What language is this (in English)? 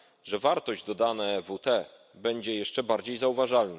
Polish